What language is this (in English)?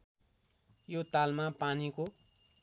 Nepali